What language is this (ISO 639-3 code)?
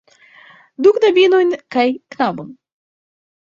epo